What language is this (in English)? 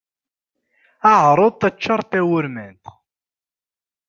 Kabyle